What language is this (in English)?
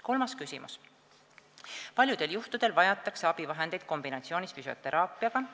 Estonian